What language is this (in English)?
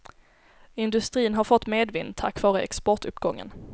Swedish